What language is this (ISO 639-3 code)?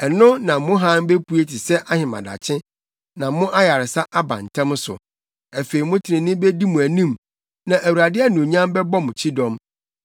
aka